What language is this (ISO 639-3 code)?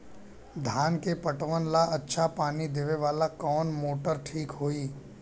bho